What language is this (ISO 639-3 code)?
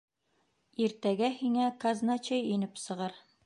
bak